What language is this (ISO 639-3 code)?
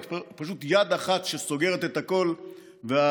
heb